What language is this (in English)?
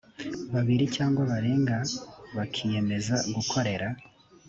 Kinyarwanda